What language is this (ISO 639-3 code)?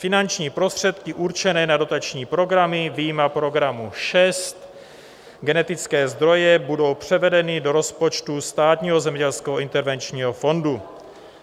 ces